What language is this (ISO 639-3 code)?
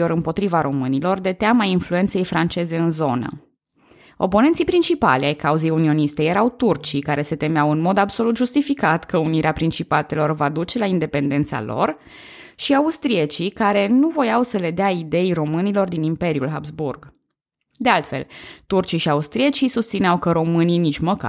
ron